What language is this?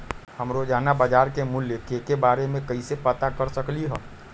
Magahi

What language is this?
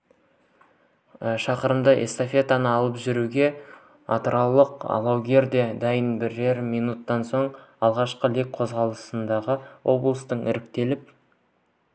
Kazakh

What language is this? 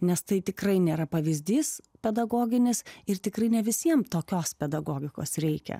Lithuanian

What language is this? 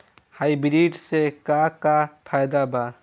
Bhojpuri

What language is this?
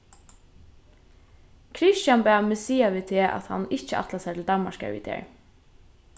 Faroese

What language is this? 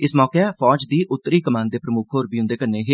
Dogri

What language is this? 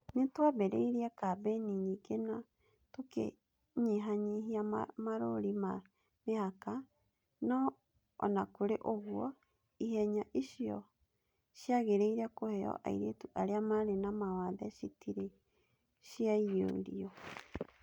Kikuyu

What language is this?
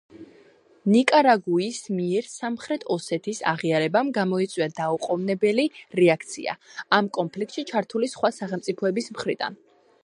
Georgian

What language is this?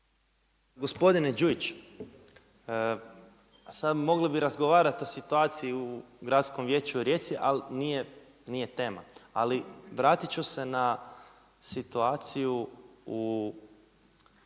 Croatian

